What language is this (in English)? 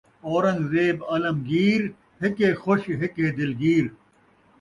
Saraiki